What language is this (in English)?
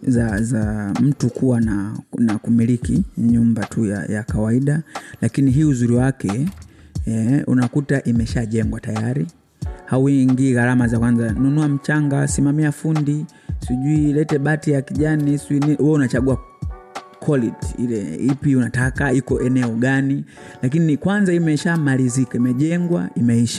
Swahili